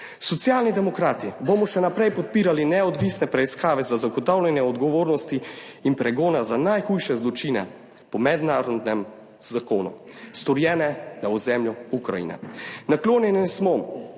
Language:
Slovenian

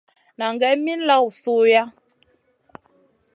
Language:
Masana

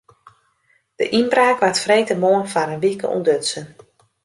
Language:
Western Frisian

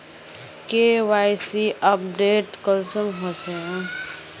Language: Magahi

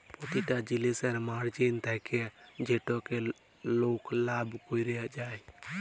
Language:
Bangla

